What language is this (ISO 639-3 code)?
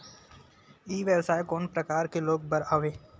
hne